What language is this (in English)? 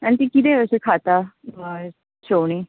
Konkani